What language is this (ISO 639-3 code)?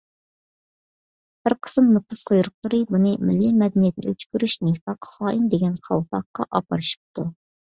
uig